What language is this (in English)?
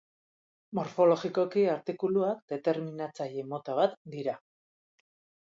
Basque